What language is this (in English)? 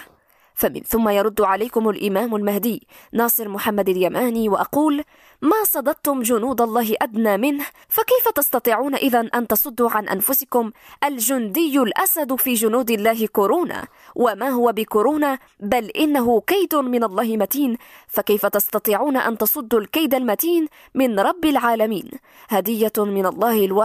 Arabic